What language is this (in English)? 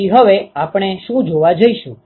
Gujarati